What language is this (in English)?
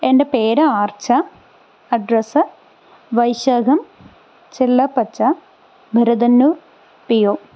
Malayalam